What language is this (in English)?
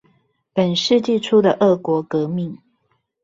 Chinese